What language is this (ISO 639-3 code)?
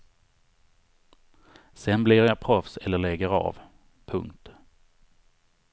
swe